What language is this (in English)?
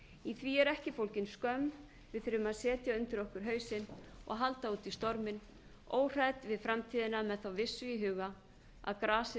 Icelandic